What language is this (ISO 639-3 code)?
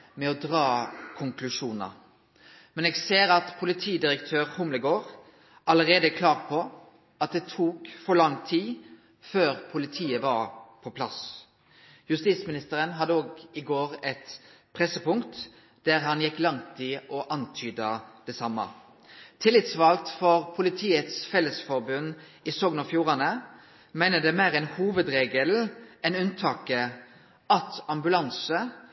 nno